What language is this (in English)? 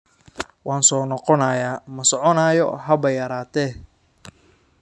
Somali